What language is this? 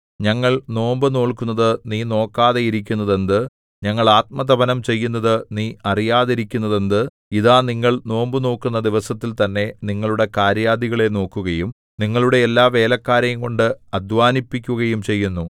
Malayalam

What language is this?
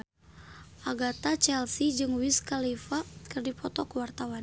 Sundanese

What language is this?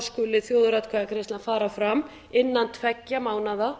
Icelandic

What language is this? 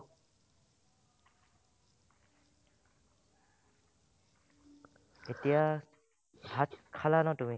Assamese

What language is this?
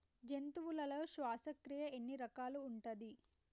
Telugu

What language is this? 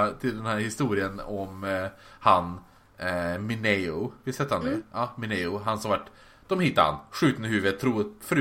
Swedish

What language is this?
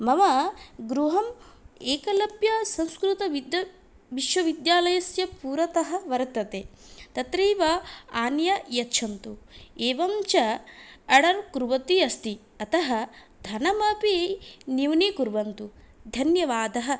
Sanskrit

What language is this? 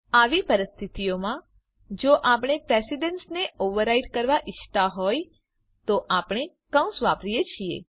Gujarati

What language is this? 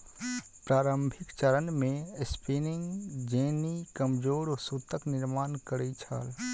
Maithili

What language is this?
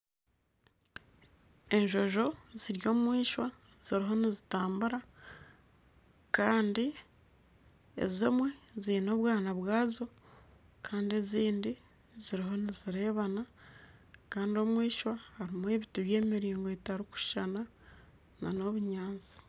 Nyankole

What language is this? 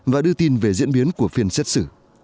Vietnamese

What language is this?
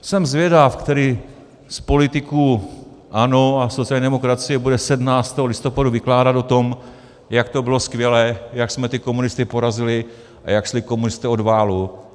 Czech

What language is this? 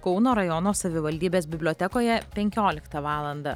Lithuanian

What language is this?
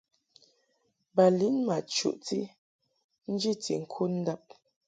Mungaka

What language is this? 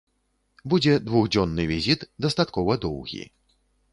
Belarusian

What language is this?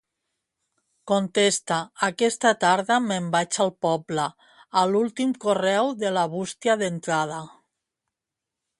Catalan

